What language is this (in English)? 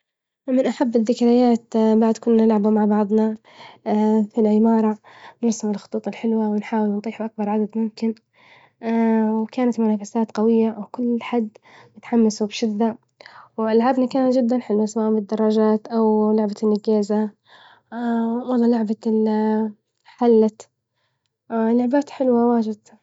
Libyan Arabic